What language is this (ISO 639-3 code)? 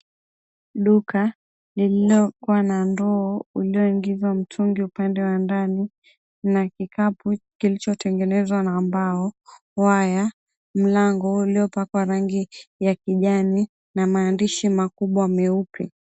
swa